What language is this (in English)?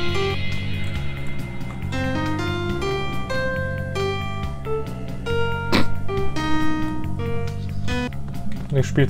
German